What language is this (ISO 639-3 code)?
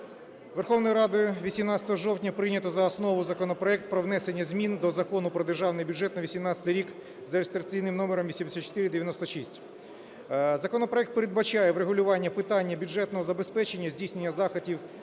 ukr